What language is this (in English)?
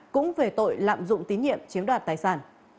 Vietnamese